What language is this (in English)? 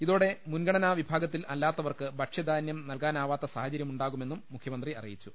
Malayalam